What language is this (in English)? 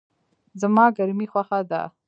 Pashto